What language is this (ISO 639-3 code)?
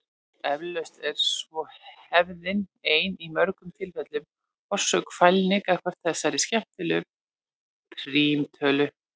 isl